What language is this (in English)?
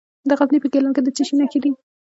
Pashto